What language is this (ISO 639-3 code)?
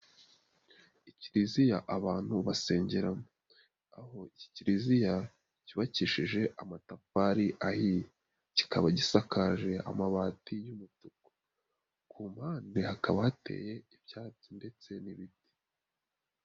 kin